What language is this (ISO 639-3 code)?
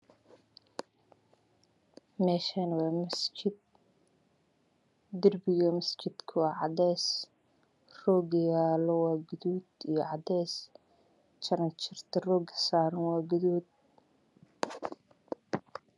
som